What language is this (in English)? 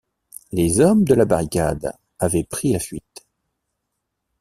French